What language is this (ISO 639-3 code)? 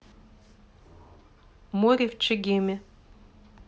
rus